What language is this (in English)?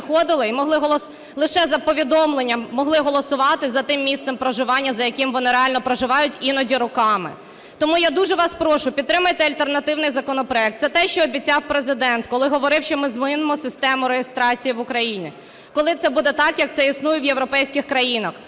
Ukrainian